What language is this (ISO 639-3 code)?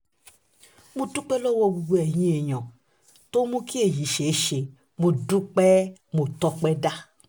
yor